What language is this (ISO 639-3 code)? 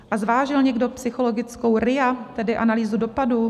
ces